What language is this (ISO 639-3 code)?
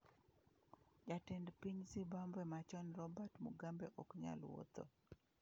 luo